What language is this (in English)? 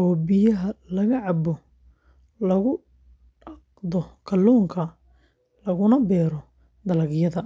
Somali